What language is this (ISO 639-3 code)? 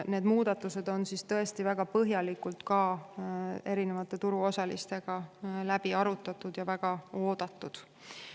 est